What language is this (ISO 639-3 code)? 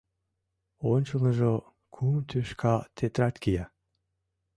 chm